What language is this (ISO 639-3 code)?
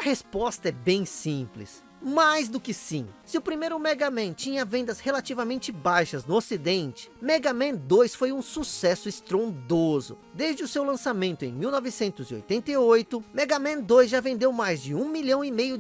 por